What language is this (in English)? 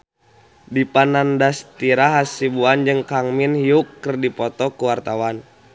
Sundanese